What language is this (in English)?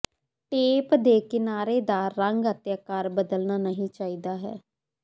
Punjabi